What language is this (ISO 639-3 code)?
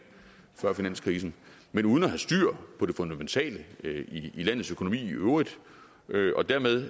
dan